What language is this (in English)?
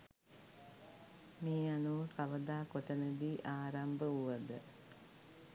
Sinhala